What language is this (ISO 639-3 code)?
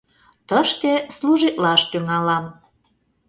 chm